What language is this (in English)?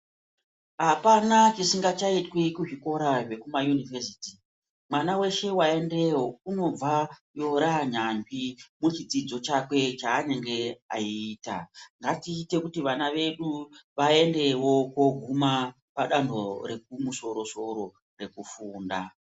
Ndau